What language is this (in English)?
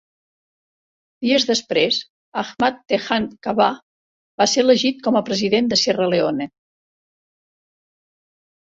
Catalan